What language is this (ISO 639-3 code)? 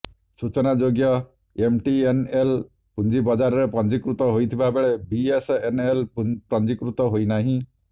ori